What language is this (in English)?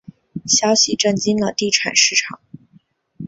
Chinese